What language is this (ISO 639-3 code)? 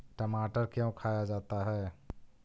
mag